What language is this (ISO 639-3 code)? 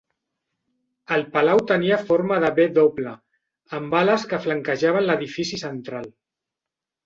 cat